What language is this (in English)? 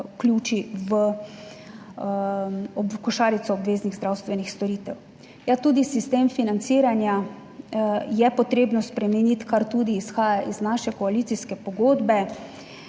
Slovenian